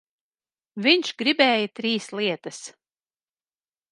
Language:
Latvian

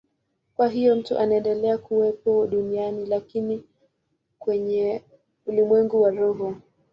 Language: Swahili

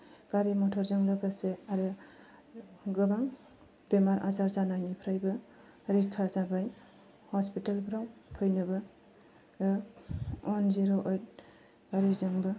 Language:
Bodo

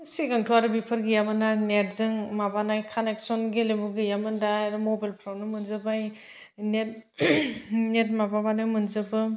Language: Bodo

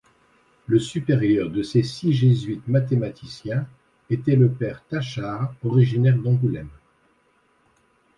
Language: French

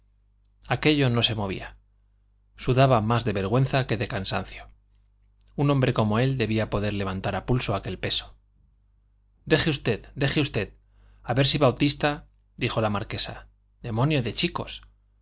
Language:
Spanish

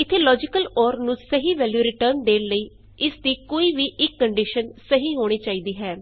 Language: Punjabi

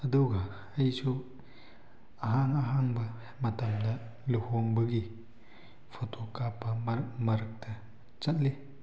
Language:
Manipuri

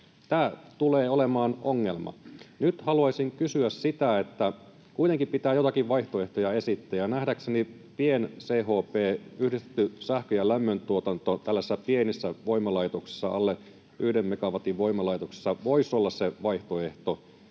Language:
Finnish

